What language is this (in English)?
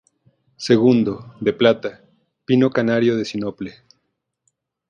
Spanish